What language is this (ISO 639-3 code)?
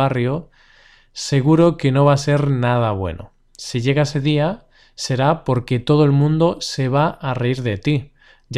spa